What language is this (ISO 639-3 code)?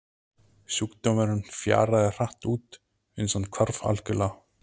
isl